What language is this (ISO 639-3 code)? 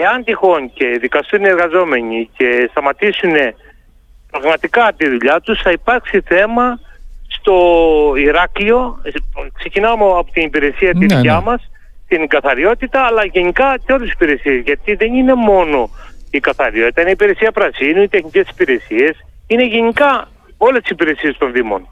ell